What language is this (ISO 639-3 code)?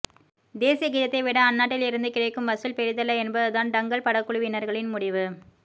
tam